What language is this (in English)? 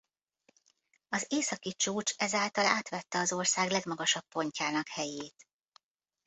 Hungarian